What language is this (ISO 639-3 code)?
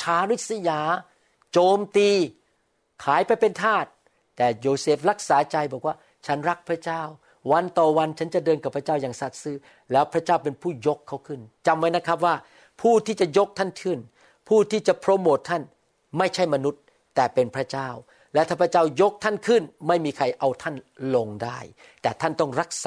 tha